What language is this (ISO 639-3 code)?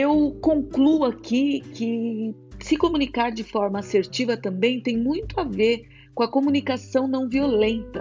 por